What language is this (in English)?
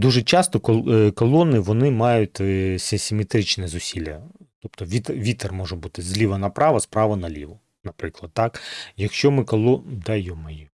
Ukrainian